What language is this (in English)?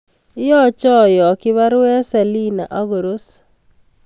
Kalenjin